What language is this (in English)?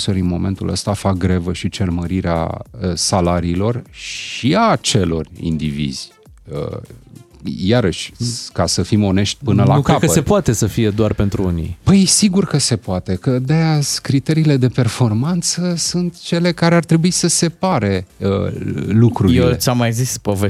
Romanian